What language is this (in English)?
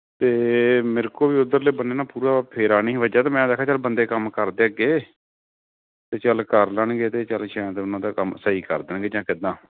Punjabi